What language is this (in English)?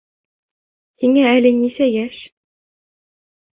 Bashkir